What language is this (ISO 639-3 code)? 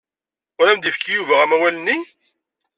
kab